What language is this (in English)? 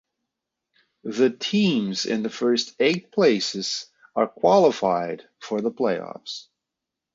English